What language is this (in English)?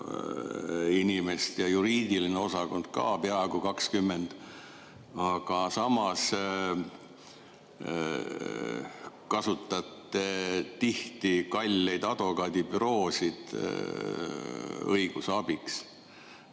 Estonian